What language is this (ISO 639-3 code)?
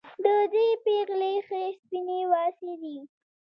pus